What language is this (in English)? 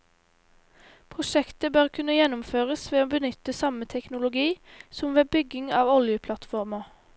Norwegian